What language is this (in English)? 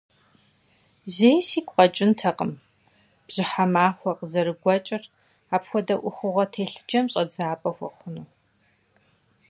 Kabardian